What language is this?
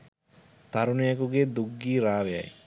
Sinhala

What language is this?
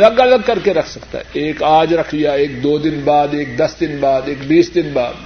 Urdu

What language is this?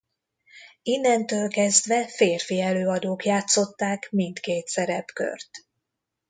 Hungarian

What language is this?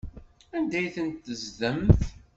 Kabyle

